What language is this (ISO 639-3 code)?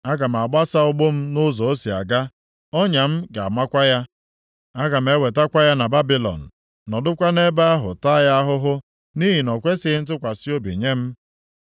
ibo